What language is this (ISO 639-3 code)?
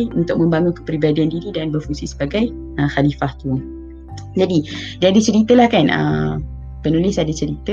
msa